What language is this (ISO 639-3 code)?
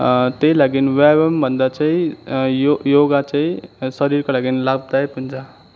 nep